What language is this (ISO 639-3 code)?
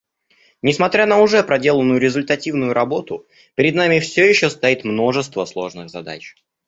rus